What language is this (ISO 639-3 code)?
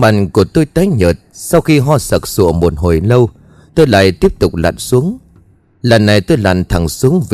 vie